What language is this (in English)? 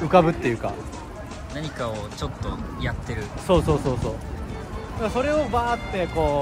Japanese